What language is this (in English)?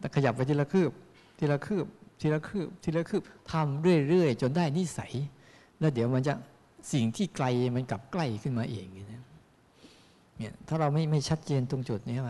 Thai